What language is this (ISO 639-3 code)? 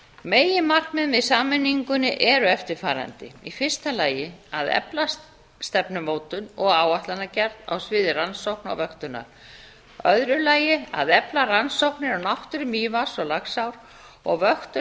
isl